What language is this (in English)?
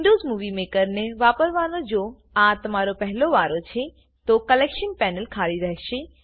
Gujarati